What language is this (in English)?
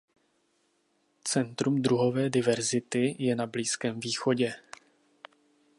Czech